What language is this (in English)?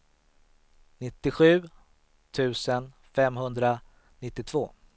Swedish